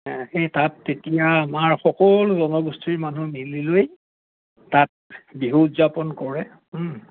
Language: Assamese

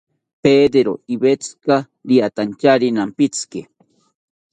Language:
South Ucayali Ashéninka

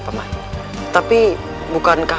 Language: Indonesian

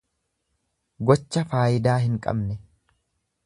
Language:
Oromo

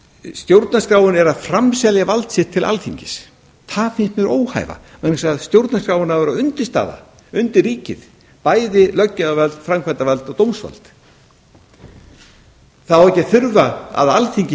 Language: Icelandic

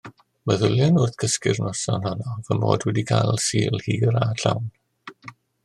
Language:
Welsh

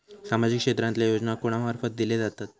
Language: Marathi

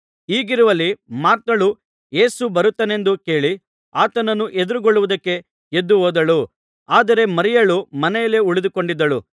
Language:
Kannada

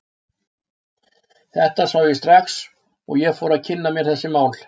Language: Icelandic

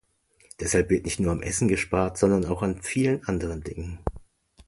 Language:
German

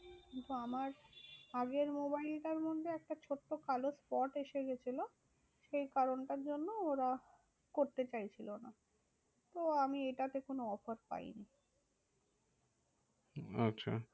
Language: Bangla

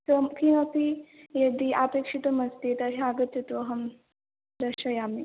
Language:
Sanskrit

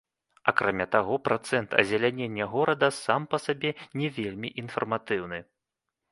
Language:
Belarusian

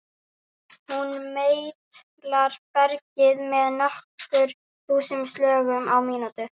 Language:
Icelandic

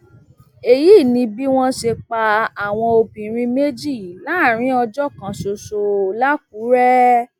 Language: Yoruba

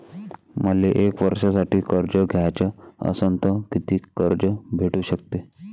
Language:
Marathi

